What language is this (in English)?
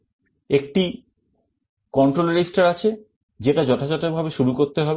Bangla